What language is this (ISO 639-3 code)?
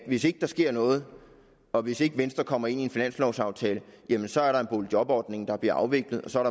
dan